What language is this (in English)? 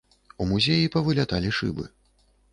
Belarusian